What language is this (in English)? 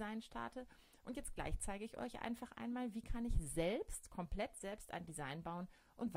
German